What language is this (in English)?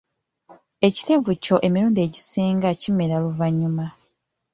Ganda